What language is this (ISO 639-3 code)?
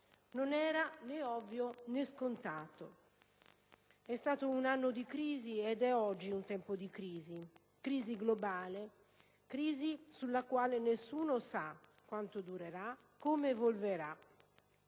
ita